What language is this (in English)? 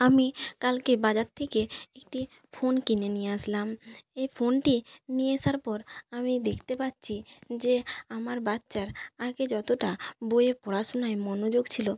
Bangla